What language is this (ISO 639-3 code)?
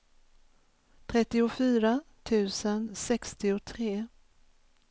swe